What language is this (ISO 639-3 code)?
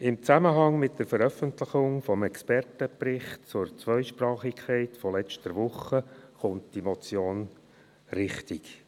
gsw